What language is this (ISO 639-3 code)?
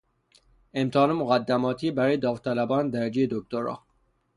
fas